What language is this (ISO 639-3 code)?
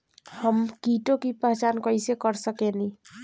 bho